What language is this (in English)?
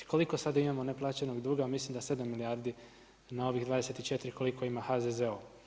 Croatian